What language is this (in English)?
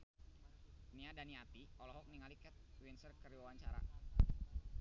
Sundanese